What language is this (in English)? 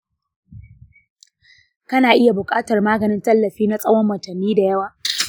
Hausa